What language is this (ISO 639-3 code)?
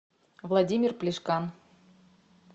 rus